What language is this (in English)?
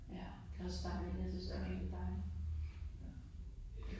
Danish